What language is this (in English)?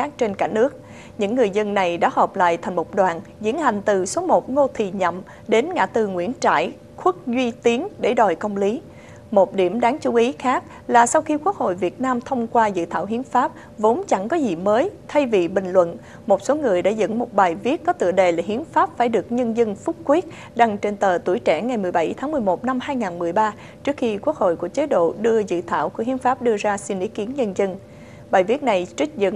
Vietnamese